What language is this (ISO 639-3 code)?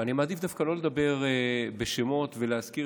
heb